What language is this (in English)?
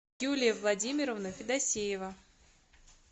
Russian